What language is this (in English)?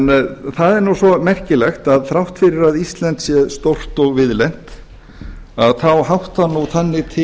Icelandic